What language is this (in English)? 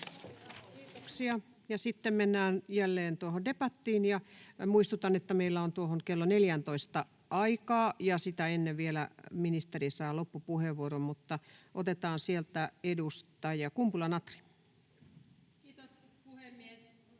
Finnish